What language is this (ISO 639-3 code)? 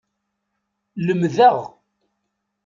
kab